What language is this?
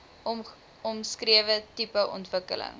Afrikaans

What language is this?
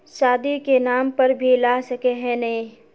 Magahi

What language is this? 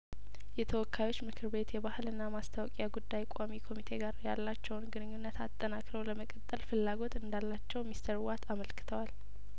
Amharic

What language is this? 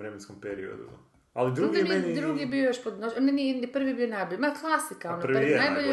Croatian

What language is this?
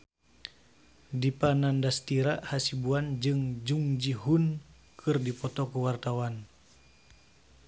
Sundanese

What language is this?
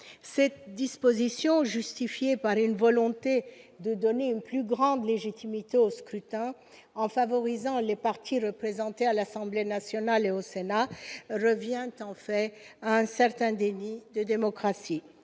French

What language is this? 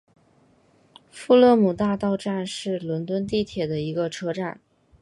Chinese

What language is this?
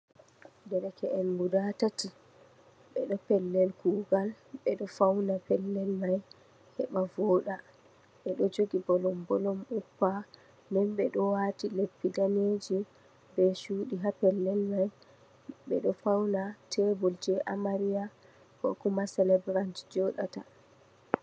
Fula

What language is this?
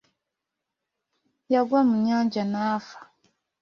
Ganda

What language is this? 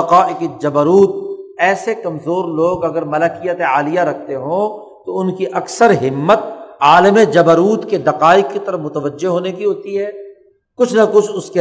Urdu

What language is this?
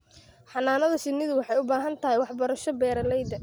Somali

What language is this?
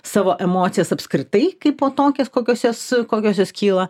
Lithuanian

